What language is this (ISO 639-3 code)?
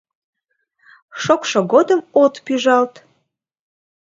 chm